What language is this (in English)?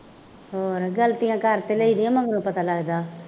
Punjabi